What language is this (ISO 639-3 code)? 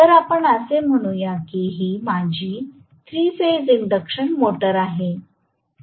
mar